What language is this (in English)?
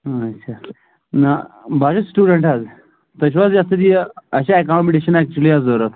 Kashmiri